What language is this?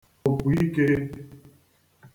Igbo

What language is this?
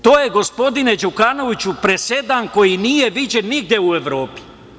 Serbian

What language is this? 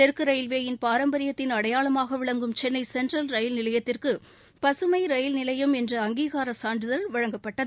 Tamil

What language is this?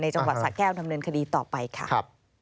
Thai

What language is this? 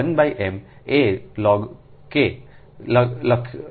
Gujarati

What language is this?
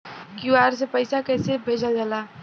Bhojpuri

